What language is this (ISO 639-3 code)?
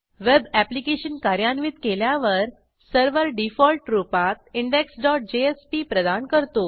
mar